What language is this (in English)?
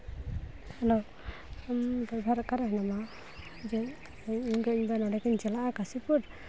Santali